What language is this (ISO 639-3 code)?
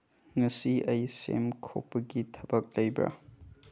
mni